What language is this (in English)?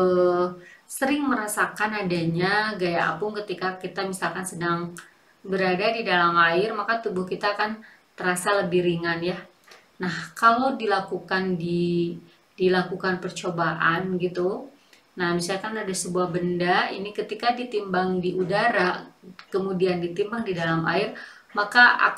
Indonesian